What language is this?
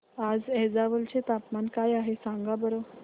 Marathi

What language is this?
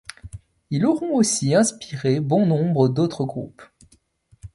French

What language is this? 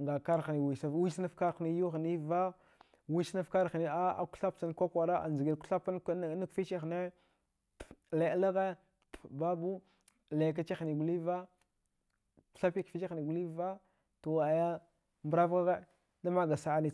Dghwede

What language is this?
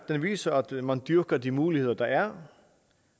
Danish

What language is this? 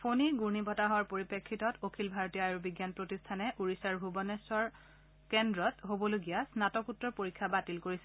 Assamese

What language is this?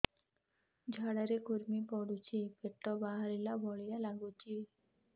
Odia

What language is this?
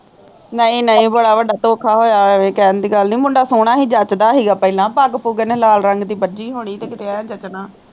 Punjabi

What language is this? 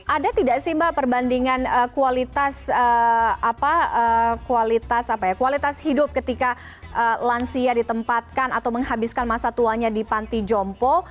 Indonesian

